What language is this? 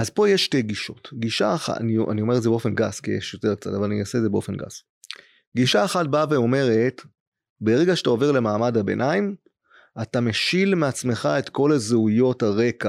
Hebrew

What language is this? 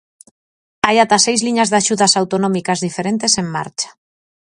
Galician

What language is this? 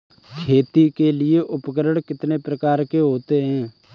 Hindi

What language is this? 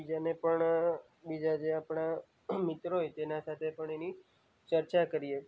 Gujarati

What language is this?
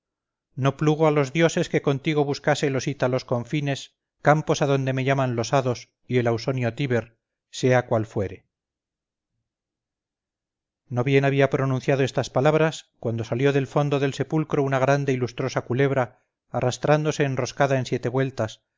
Spanish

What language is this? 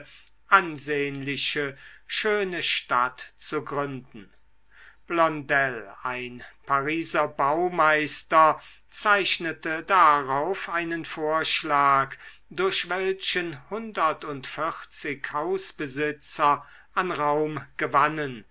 German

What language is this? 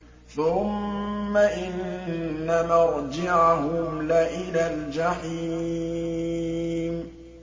Arabic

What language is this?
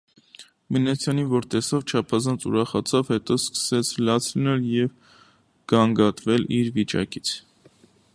Armenian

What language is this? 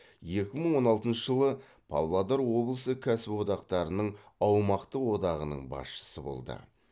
Kazakh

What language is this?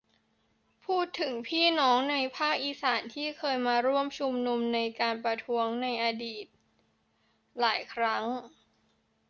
Thai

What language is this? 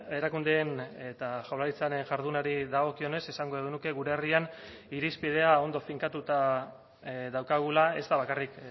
Basque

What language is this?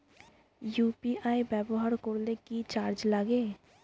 Bangla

